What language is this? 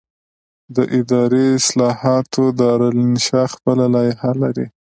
Pashto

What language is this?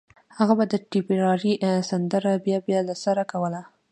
Pashto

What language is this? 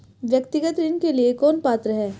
Hindi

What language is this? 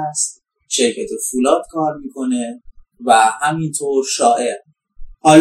Persian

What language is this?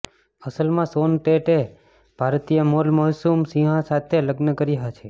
Gujarati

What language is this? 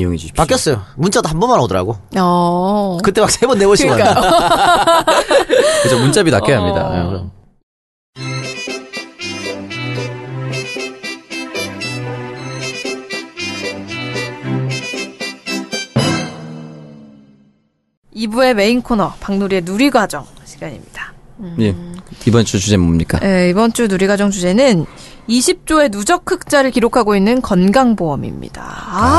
Korean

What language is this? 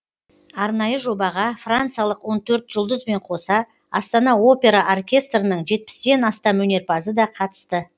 Kazakh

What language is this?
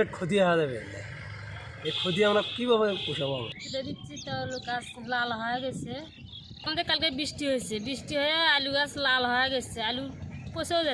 Japanese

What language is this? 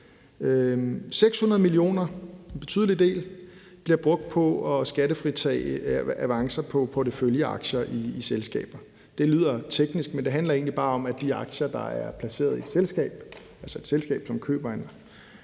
Danish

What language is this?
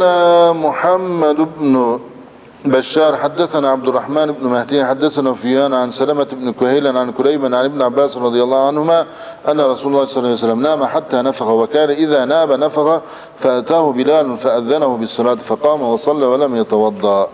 Turkish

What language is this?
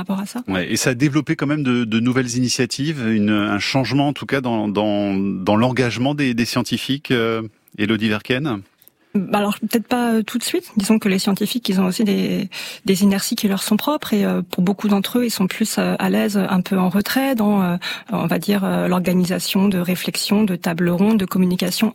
French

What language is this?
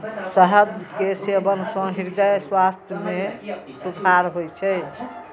Maithili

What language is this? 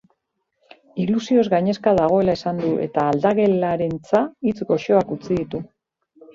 Basque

